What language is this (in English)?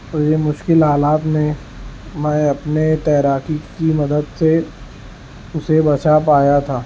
Urdu